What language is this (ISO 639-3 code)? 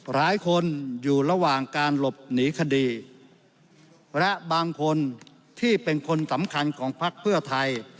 tha